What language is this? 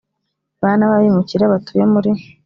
Kinyarwanda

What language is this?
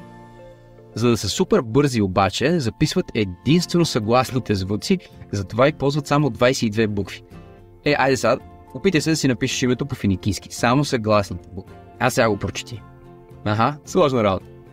Bulgarian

